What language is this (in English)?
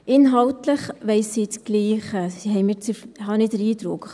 Swiss German